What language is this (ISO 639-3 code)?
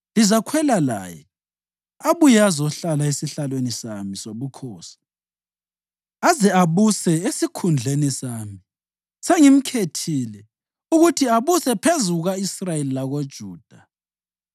nde